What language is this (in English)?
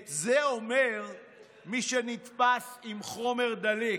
Hebrew